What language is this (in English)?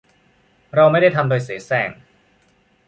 Thai